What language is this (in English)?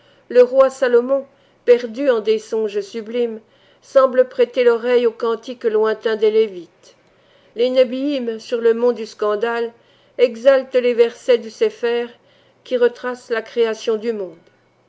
French